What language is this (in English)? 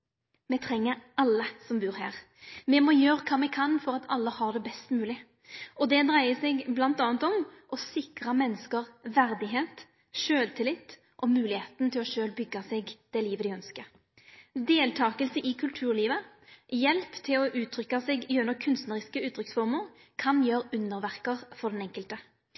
Norwegian Nynorsk